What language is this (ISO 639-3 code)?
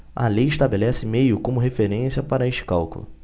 por